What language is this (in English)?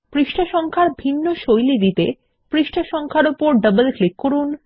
Bangla